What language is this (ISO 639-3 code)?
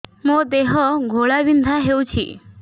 ori